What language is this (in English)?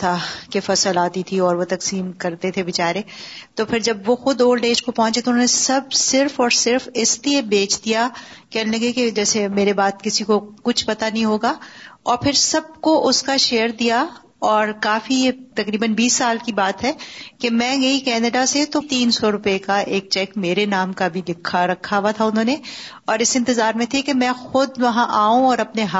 Urdu